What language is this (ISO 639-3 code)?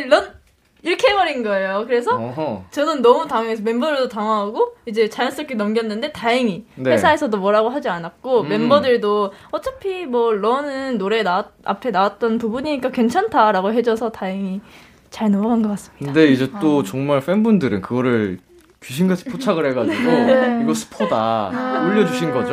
kor